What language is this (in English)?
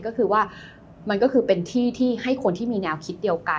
Thai